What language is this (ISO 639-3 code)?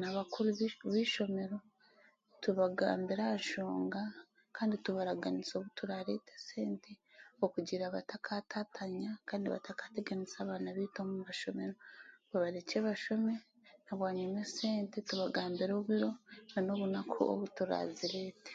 cgg